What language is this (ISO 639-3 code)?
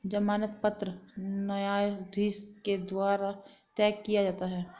hin